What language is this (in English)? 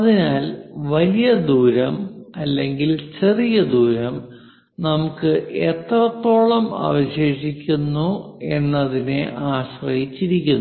Malayalam